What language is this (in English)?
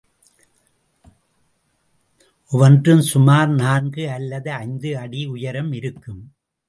Tamil